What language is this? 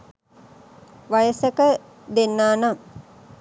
Sinhala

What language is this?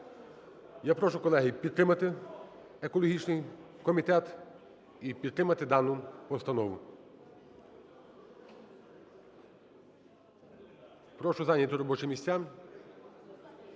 Ukrainian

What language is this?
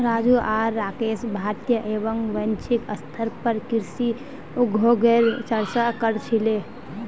Magahi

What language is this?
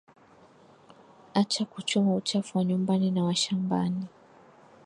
Swahili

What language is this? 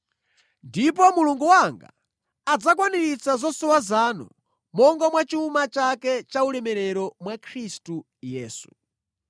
Nyanja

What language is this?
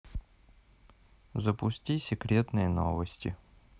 Russian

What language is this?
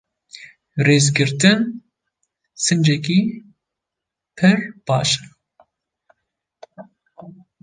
Kurdish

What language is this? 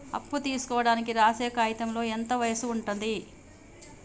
Telugu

